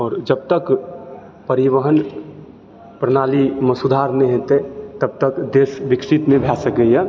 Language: Maithili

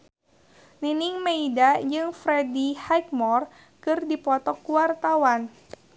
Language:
Sundanese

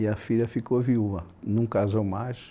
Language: Portuguese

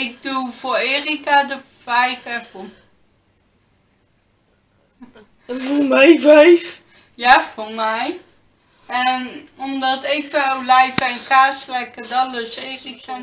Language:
Dutch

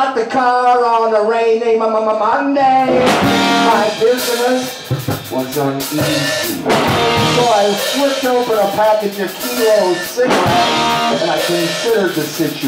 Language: English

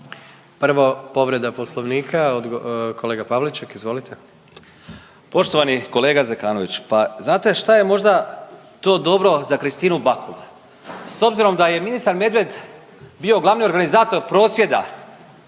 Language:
Croatian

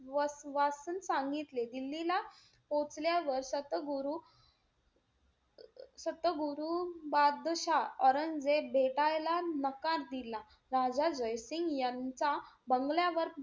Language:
Marathi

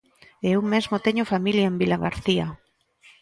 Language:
Galician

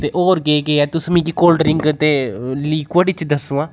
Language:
Dogri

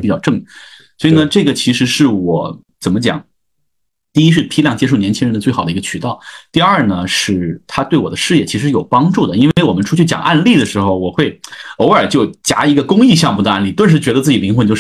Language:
Chinese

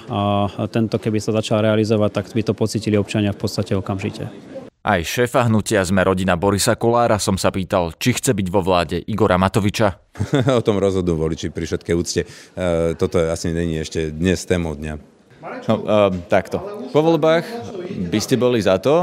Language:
Slovak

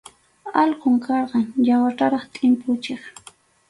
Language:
Arequipa-La Unión Quechua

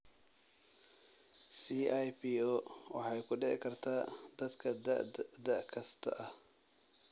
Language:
Somali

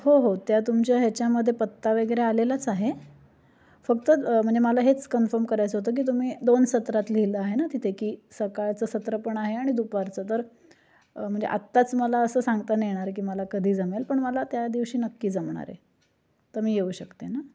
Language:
Marathi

